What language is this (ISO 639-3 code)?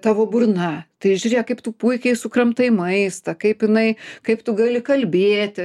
lit